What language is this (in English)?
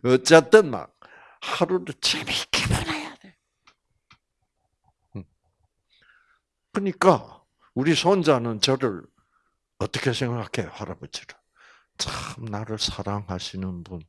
Korean